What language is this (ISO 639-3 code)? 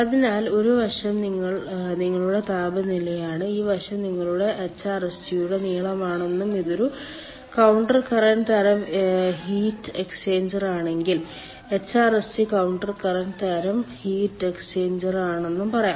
mal